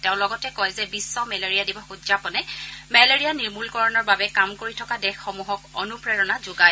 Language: Assamese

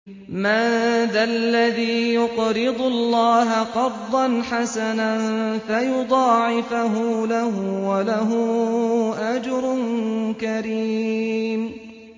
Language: Arabic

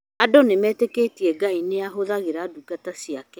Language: Kikuyu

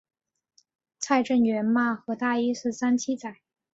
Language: Chinese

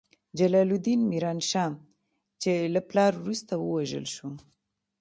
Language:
Pashto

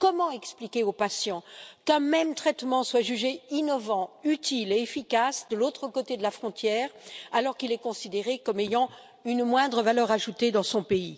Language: French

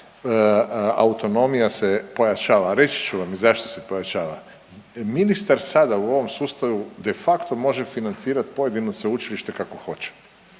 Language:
Croatian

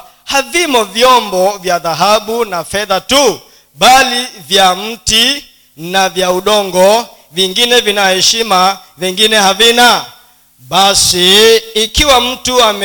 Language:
Swahili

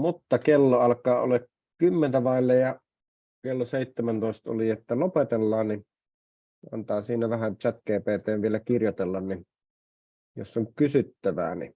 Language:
Finnish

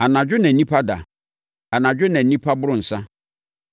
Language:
Akan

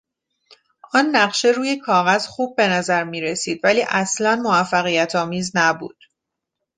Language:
Persian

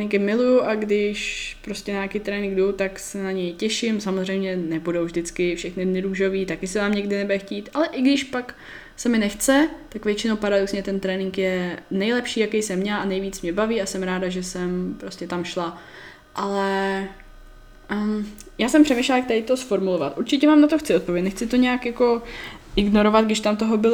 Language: Czech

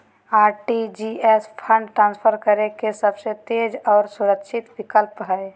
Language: Magahi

